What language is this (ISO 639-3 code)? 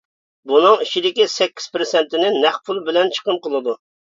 uig